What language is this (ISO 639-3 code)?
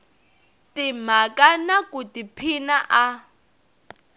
tso